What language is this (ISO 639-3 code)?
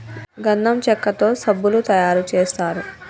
tel